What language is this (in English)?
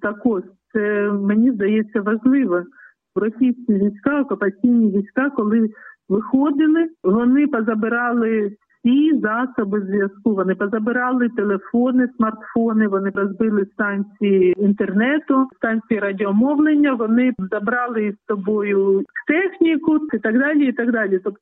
Ukrainian